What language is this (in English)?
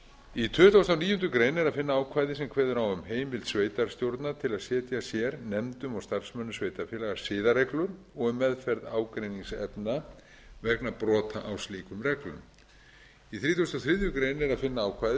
Icelandic